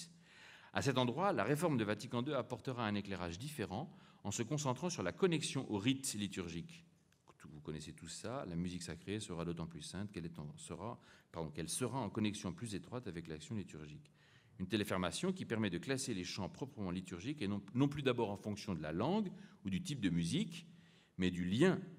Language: French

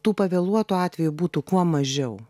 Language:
Lithuanian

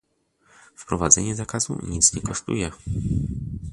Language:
Polish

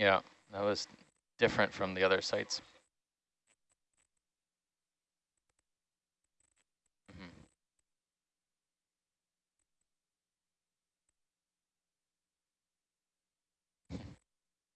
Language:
English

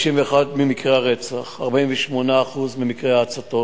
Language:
Hebrew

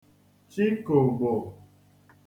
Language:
Igbo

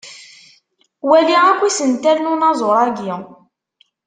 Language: Kabyle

